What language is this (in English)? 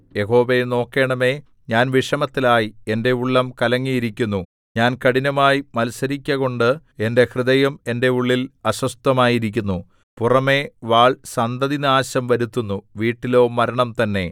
Malayalam